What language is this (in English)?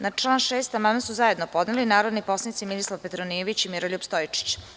Serbian